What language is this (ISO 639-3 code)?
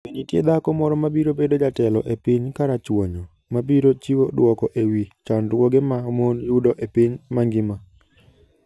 luo